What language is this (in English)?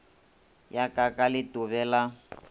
Northern Sotho